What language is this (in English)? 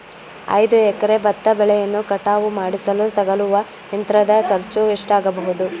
Kannada